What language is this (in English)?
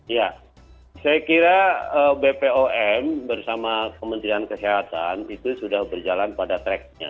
Indonesian